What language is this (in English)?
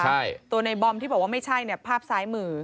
Thai